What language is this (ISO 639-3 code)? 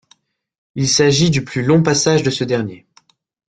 fra